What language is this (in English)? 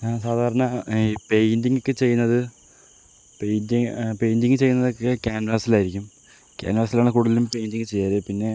Malayalam